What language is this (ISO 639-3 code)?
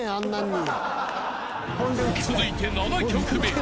jpn